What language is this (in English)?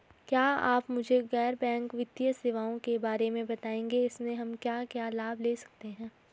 Hindi